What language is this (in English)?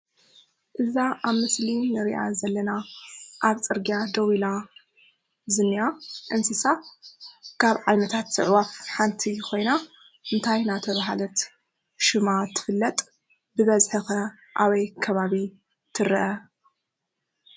Tigrinya